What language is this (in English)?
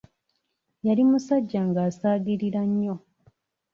Ganda